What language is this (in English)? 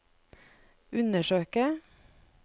Norwegian